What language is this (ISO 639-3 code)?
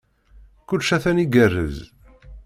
kab